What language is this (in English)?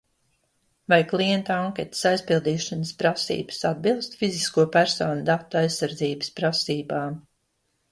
Latvian